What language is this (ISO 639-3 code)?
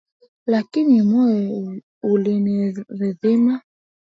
swa